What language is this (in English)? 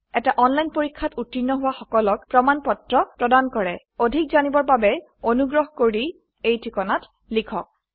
Assamese